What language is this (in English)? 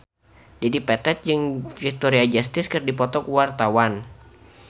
Sundanese